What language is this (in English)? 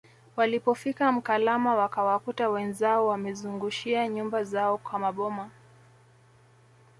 Swahili